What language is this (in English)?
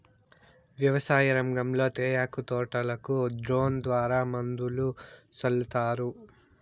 Telugu